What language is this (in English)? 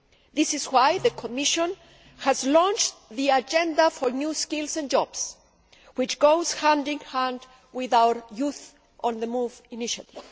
English